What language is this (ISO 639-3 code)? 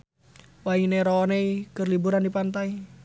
sun